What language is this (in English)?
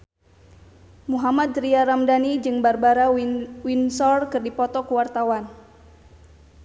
Sundanese